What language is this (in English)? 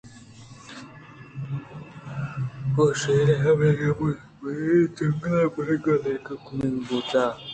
Eastern Balochi